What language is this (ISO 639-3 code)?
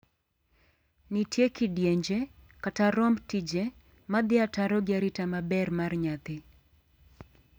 luo